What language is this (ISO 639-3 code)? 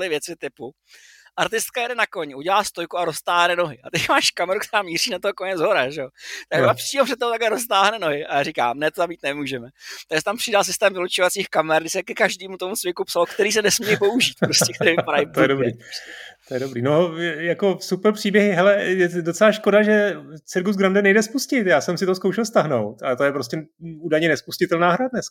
ces